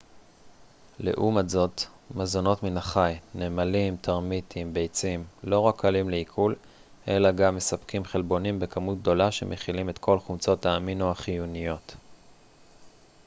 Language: Hebrew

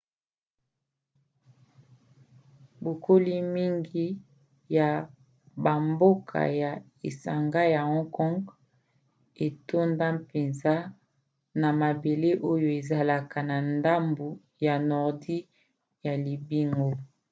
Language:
Lingala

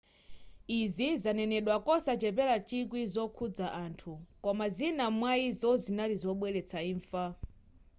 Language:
Nyanja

